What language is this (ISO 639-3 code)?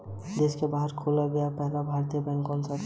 hin